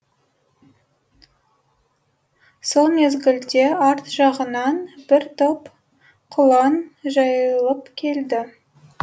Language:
Kazakh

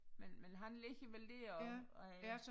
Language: Danish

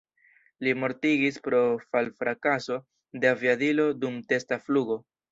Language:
Esperanto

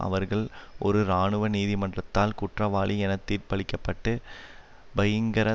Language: Tamil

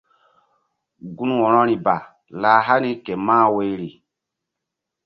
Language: Mbum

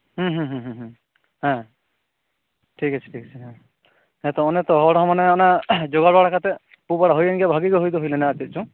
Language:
Santali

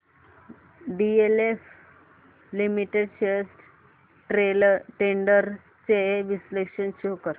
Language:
Marathi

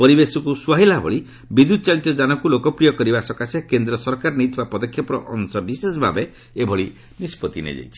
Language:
Odia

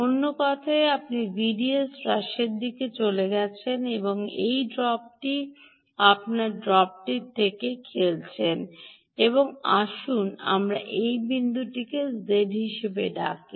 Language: Bangla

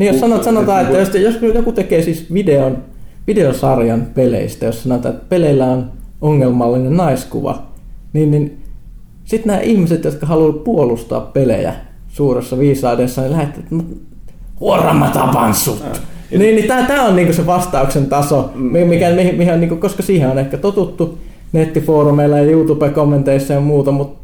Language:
Finnish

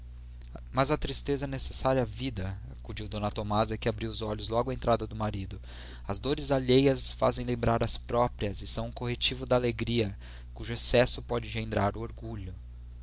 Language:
Portuguese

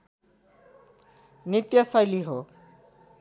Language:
Nepali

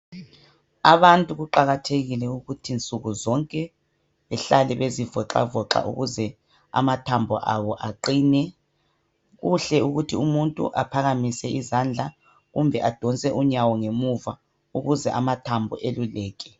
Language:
North Ndebele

